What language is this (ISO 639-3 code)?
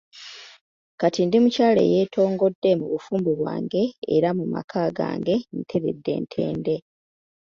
lug